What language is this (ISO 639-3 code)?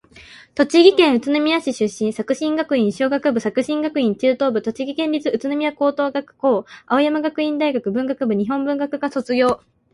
jpn